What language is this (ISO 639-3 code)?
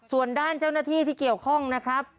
tha